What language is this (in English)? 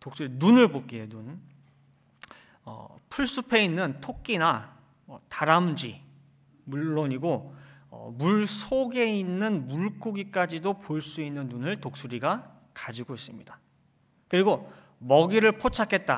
Korean